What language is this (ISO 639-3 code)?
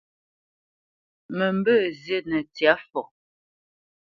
bce